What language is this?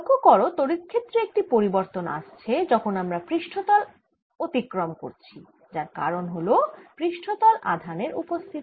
Bangla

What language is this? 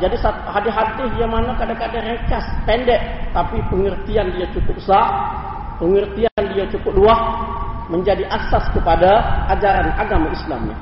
Malay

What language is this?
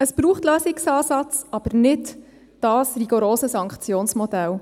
Swiss German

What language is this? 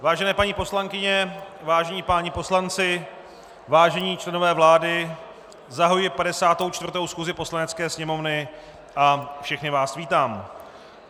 Czech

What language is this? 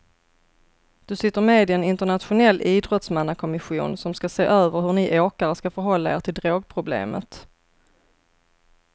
Swedish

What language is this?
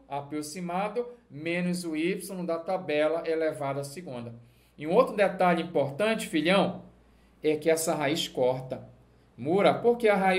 Portuguese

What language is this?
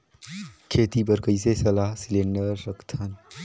Chhattisgarhi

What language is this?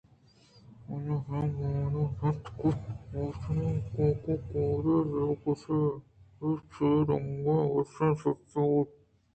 Eastern Balochi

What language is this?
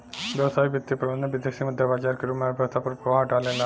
Bhojpuri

